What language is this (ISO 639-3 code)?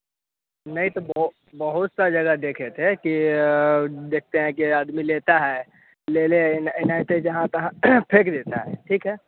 hin